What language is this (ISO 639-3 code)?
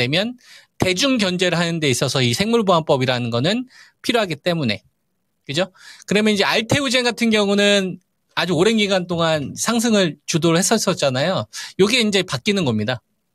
kor